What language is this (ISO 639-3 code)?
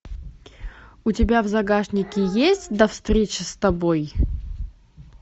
rus